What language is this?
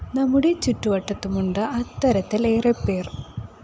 Malayalam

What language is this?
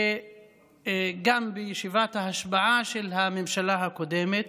Hebrew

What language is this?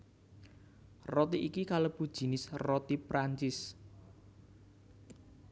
Javanese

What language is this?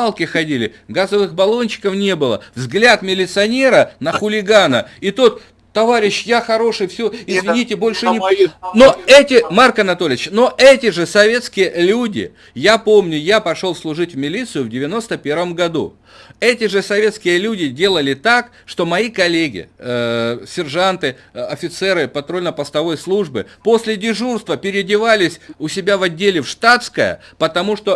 Russian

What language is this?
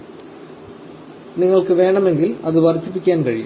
Malayalam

